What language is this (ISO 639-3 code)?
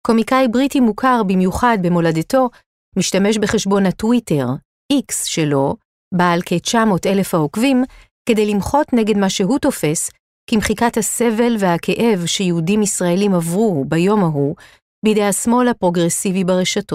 heb